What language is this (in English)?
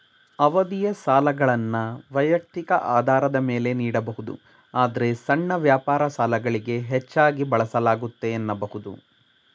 Kannada